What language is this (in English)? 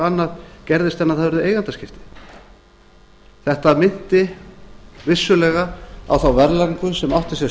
Icelandic